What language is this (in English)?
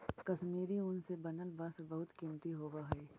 Magahi